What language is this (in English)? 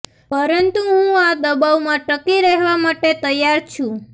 Gujarati